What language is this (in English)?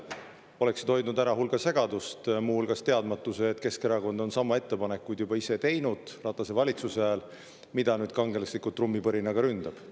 Estonian